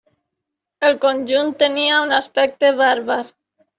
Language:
Catalan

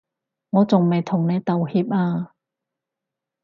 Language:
Cantonese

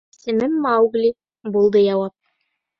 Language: Bashkir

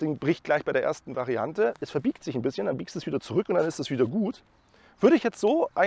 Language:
German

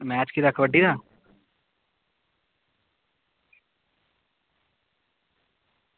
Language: Dogri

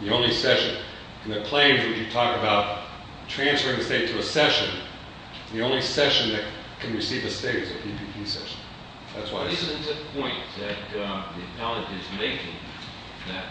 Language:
English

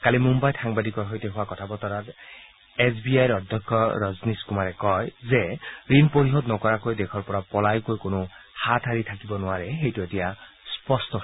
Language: Assamese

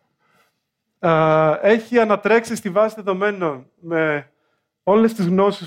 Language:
Greek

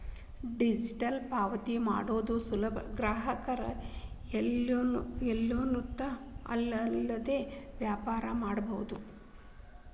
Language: Kannada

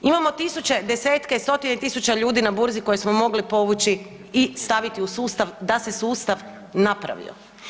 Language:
Croatian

